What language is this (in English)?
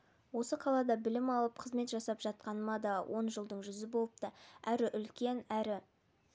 Kazakh